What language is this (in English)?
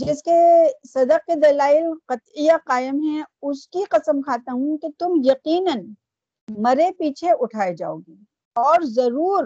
Urdu